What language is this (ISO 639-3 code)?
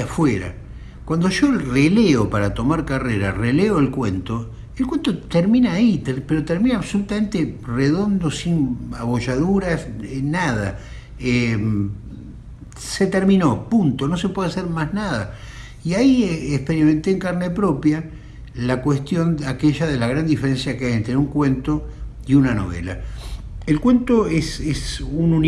spa